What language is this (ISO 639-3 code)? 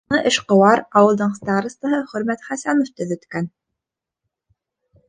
bak